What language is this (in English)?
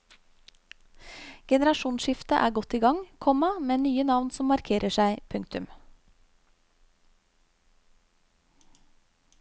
Norwegian